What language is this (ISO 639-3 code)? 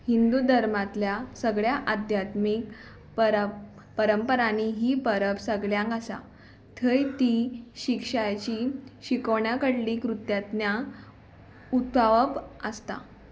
kok